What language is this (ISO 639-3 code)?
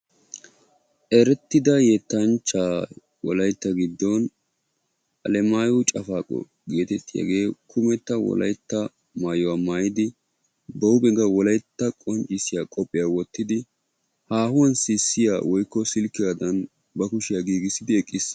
wal